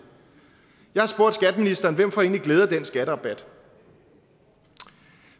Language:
Danish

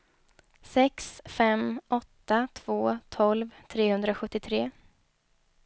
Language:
Swedish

